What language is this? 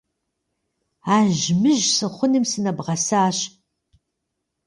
Kabardian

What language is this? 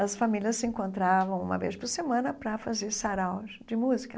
Portuguese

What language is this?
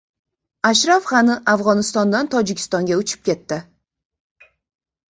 Uzbek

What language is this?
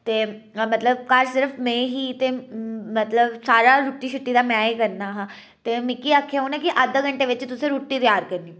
Dogri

